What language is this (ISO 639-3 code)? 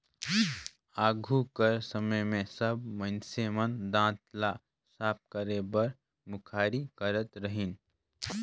hne